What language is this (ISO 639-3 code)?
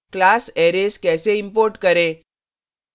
hin